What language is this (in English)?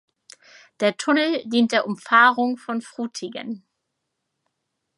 German